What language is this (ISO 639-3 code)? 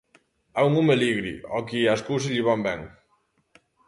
glg